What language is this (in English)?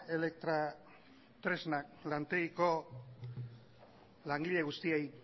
Basque